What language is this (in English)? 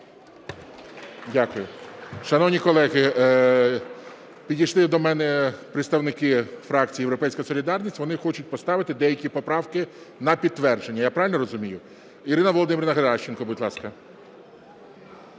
Ukrainian